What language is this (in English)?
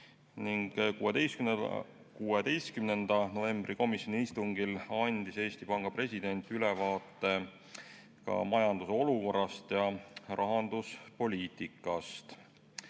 Estonian